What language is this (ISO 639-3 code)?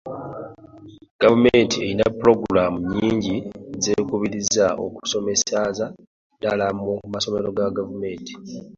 lug